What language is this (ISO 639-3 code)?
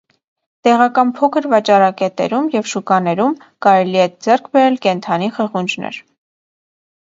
hye